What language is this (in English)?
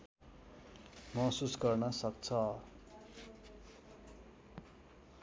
Nepali